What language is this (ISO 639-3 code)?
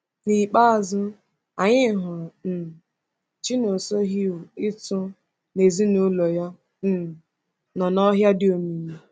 ibo